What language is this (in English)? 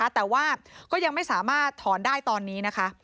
Thai